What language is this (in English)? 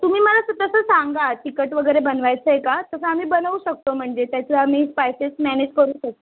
Marathi